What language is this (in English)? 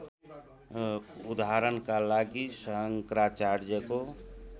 Nepali